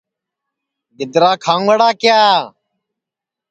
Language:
Sansi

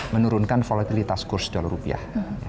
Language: Indonesian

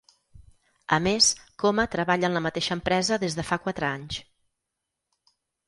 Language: Catalan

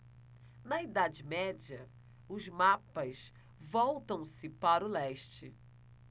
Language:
Portuguese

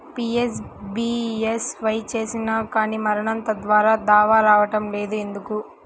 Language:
Telugu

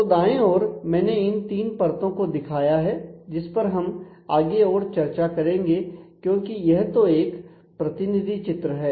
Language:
Hindi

